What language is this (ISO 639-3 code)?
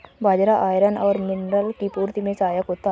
hin